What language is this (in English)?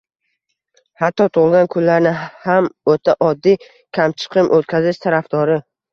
Uzbek